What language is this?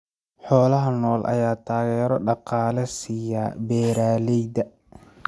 Somali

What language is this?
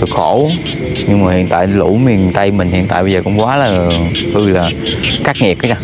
Vietnamese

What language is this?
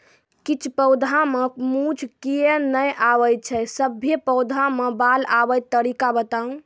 Maithili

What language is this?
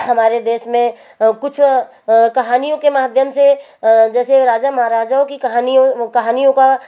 Hindi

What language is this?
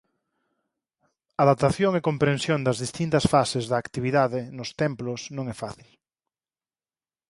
Galician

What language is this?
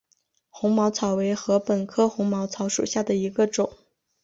Chinese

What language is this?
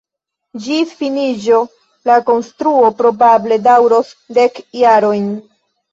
Esperanto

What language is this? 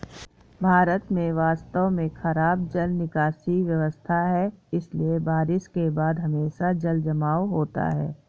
Hindi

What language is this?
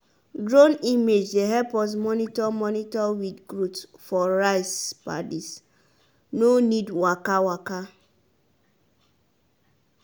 Nigerian Pidgin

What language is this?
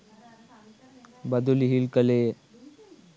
Sinhala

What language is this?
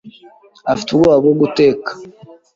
Kinyarwanda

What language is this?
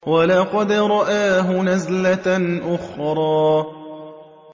Arabic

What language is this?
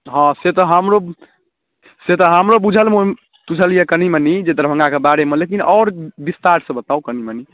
Maithili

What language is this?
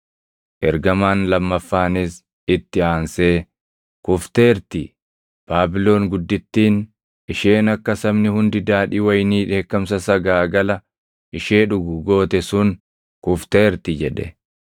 Oromo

